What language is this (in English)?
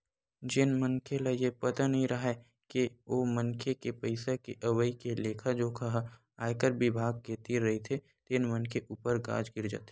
Chhattisgarhi